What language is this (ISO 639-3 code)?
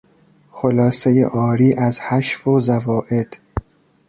fas